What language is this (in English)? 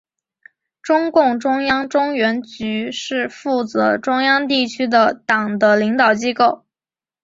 Chinese